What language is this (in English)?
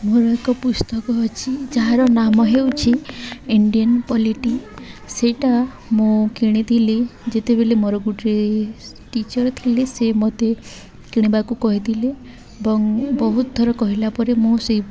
Odia